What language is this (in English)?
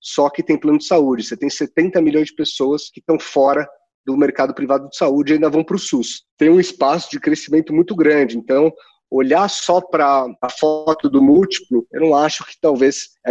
Portuguese